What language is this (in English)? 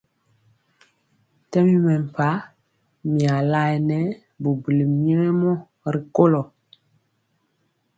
Mpiemo